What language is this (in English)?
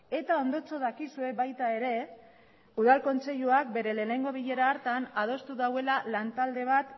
Basque